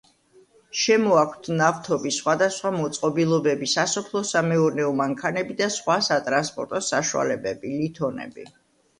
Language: Georgian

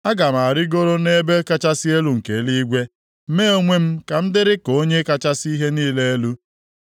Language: Igbo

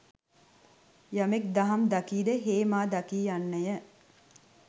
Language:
Sinhala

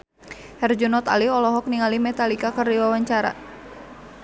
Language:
Sundanese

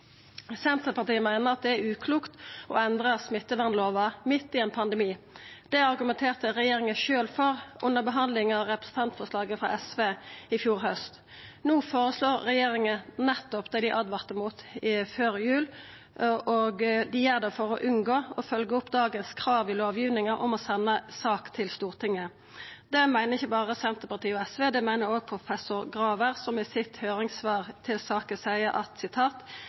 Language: Norwegian Nynorsk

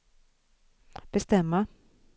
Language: Swedish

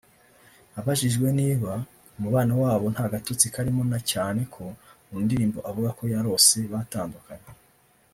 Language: Kinyarwanda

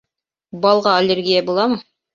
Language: Bashkir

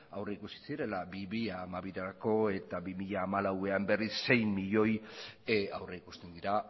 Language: Basque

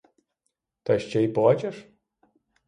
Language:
Ukrainian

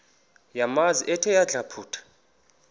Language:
Xhosa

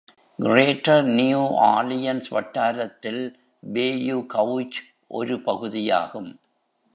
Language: Tamil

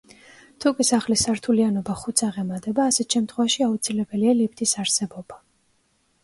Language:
Georgian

